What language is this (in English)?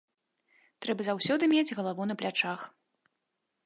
Belarusian